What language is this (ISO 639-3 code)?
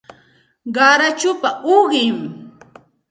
qxt